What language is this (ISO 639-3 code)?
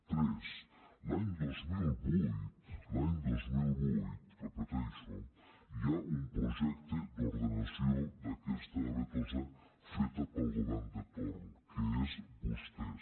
cat